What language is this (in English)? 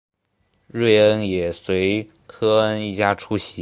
Chinese